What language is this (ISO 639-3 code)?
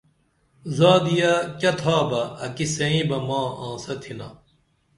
dml